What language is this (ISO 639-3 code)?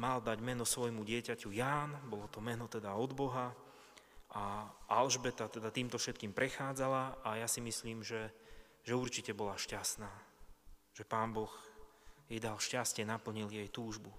slk